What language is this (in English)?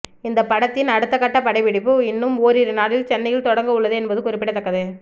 Tamil